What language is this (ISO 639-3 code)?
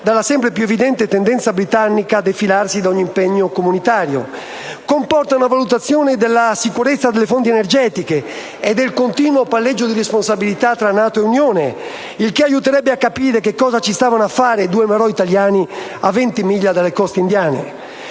ita